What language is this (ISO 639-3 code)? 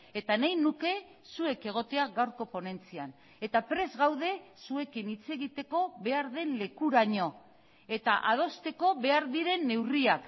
eus